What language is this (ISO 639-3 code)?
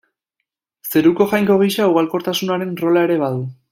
eus